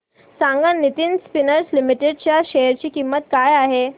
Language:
Marathi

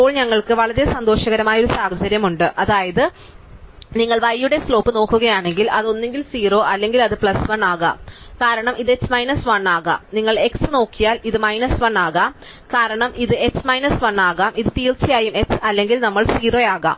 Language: Malayalam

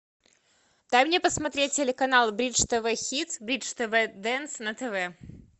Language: Russian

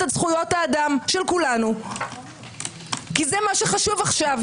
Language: Hebrew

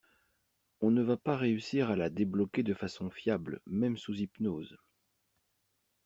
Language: French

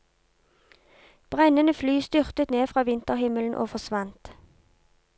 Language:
Norwegian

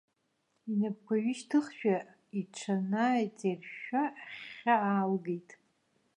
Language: Abkhazian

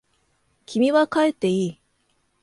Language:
Japanese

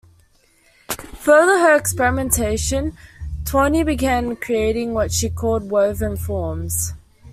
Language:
English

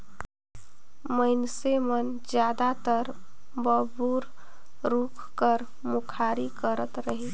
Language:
Chhattisgarhi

